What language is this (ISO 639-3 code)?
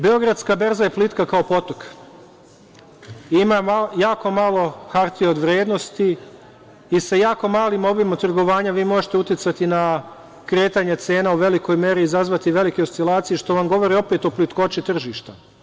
srp